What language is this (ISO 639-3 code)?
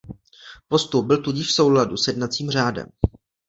ces